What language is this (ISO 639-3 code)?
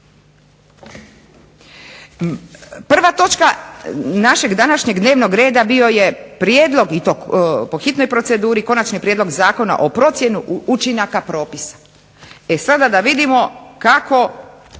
hrv